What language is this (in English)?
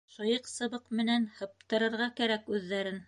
Bashkir